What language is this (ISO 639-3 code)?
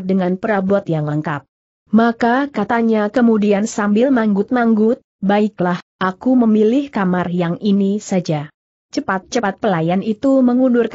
ind